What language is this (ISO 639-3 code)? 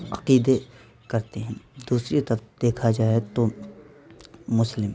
urd